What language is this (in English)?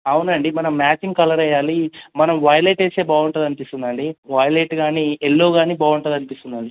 Telugu